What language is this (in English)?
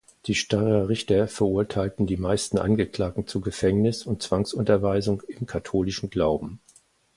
German